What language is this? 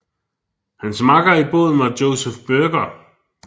Danish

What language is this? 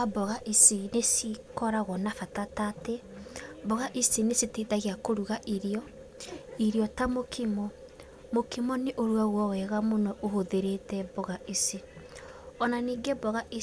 Kikuyu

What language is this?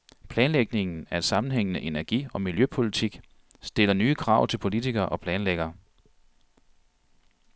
Danish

